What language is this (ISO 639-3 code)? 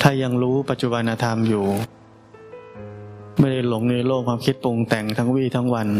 tha